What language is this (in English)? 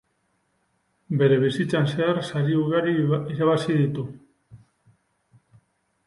Basque